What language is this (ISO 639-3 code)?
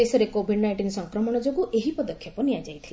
ori